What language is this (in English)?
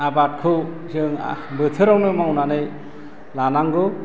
Bodo